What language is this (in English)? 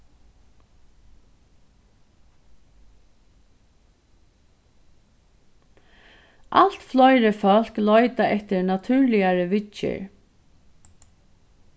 Faroese